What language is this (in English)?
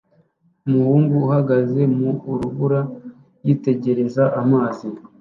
Kinyarwanda